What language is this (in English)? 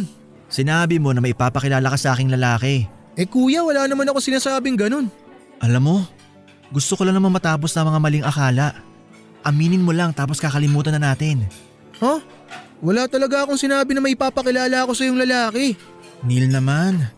Filipino